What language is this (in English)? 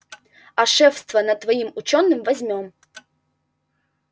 Russian